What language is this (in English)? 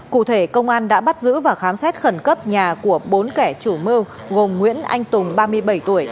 Vietnamese